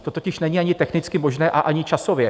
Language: Czech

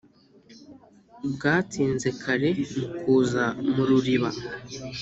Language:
Kinyarwanda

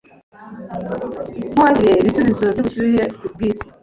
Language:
Kinyarwanda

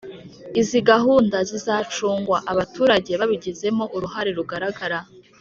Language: Kinyarwanda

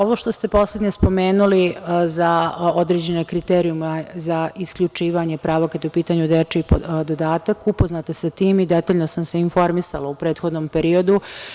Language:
Serbian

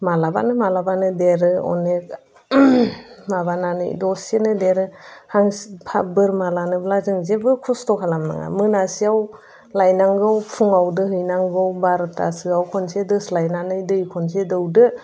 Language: Bodo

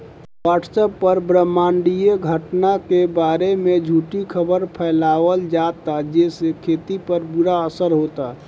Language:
Bhojpuri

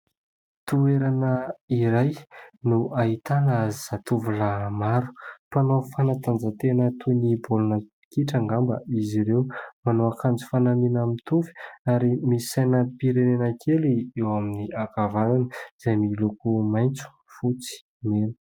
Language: Malagasy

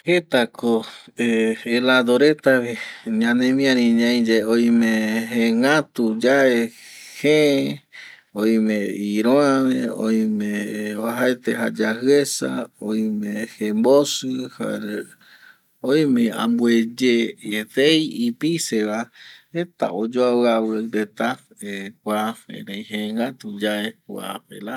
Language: Eastern Bolivian Guaraní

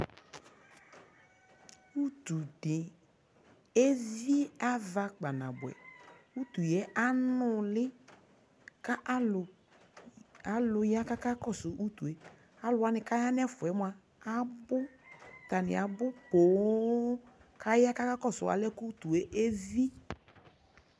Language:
Ikposo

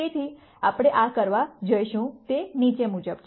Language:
Gujarati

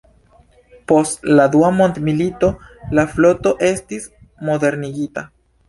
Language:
Esperanto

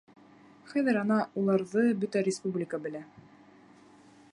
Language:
Bashkir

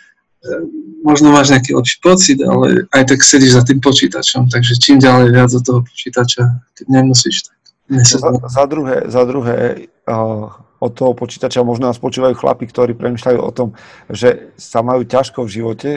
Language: Slovak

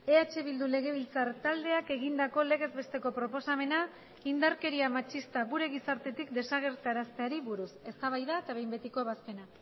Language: Basque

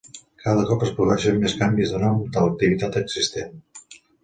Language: Catalan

